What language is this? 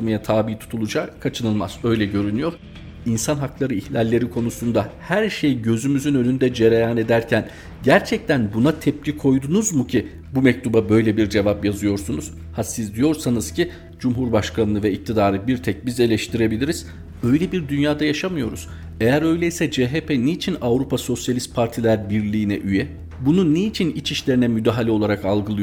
Turkish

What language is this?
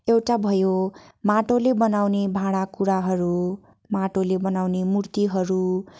Nepali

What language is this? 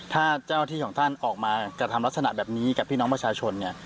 Thai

